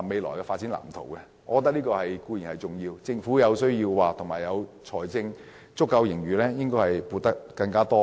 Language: Cantonese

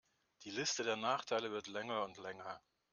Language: German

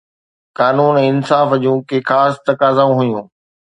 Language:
Sindhi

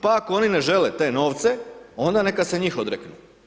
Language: Croatian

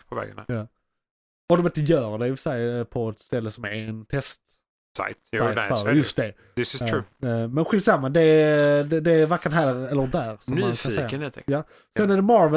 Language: Swedish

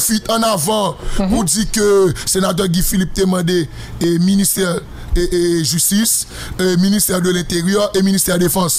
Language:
French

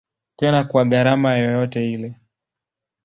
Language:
Swahili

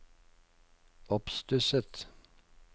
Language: Norwegian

